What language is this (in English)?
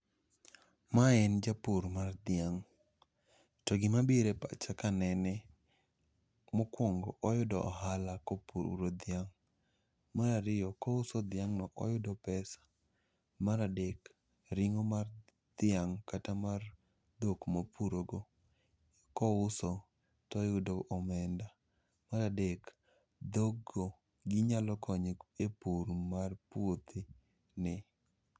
Luo (Kenya and Tanzania)